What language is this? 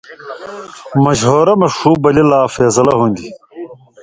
Indus Kohistani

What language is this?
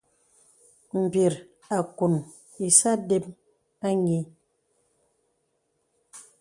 Bebele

